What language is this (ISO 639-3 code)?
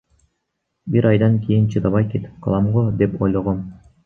kir